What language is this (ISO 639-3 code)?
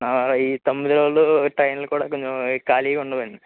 tel